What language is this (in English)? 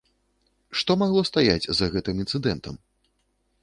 Belarusian